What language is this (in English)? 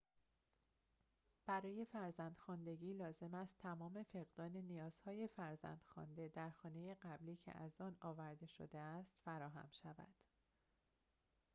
Persian